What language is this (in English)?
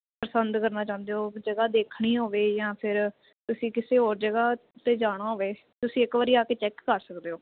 Punjabi